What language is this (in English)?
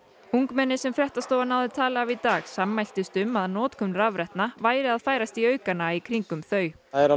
Icelandic